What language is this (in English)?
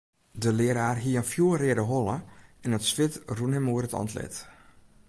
Western Frisian